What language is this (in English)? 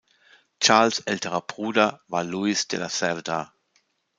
German